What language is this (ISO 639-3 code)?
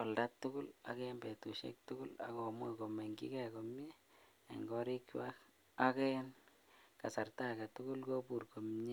kln